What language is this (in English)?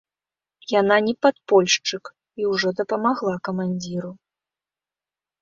Belarusian